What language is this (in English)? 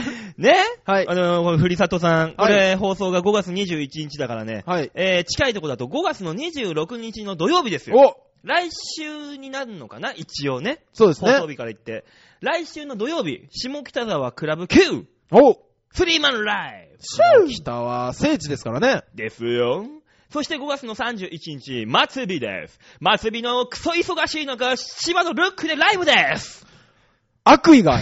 Japanese